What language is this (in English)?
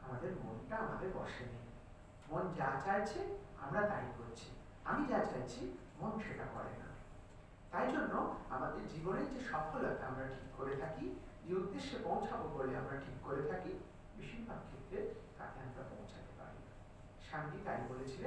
Romanian